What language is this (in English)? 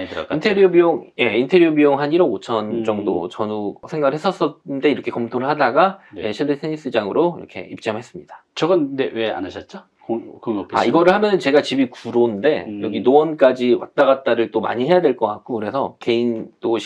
Korean